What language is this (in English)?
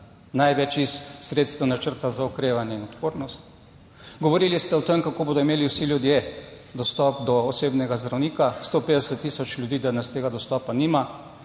Slovenian